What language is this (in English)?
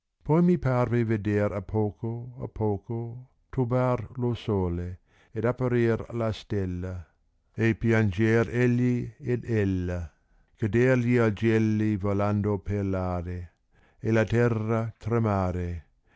Italian